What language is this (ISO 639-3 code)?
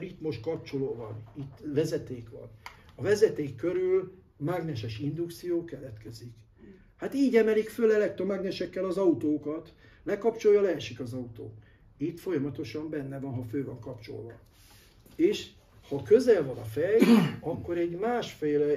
hun